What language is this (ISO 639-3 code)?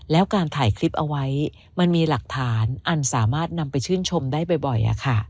tha